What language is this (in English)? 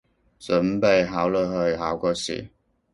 Cantonese